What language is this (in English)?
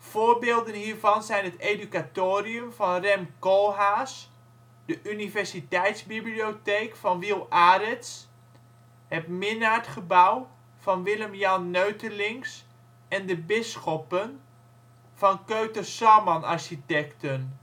Dutch